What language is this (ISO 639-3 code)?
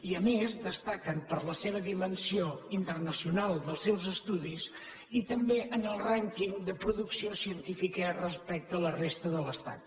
cat